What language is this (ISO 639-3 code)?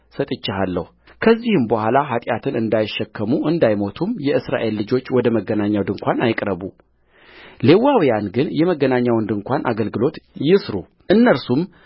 amh